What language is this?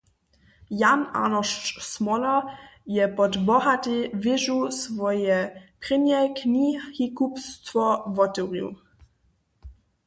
Upper Sorbian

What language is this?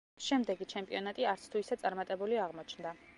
Georgian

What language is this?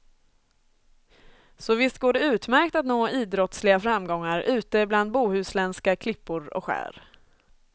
Swedish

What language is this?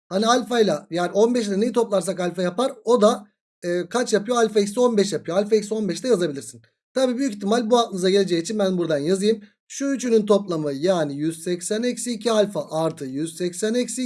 Turkish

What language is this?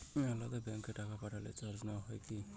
Bangla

